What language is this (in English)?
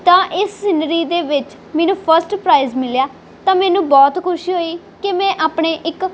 Punjabi